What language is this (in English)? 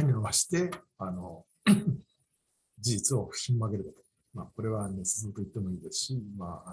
Japanese